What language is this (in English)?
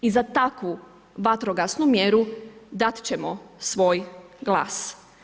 Croatian